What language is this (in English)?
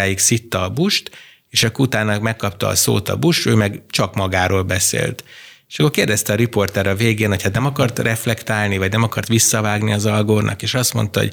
Hungarian